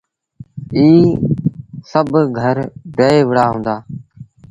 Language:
Sindhi Bhil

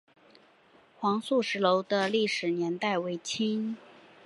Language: Chinese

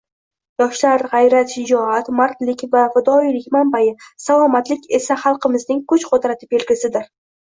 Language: Uzbek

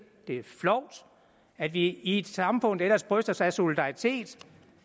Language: Danish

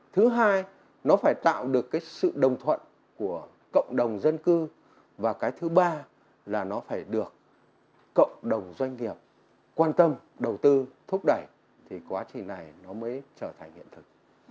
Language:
Vietnamese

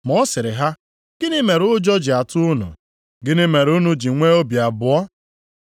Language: Igbo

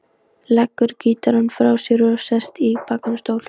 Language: Icelandic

